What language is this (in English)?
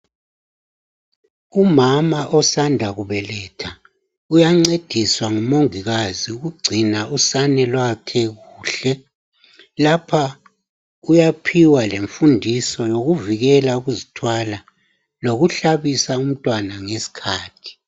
North Ndebele